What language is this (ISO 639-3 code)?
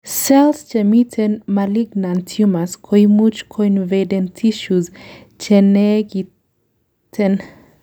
kln